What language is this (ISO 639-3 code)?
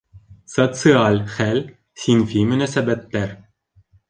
bak